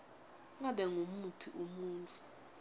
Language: Swati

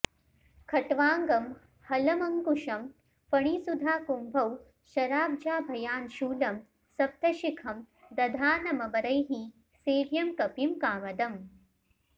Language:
Sanskrit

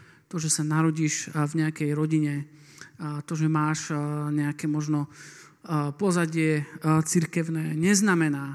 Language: Slovak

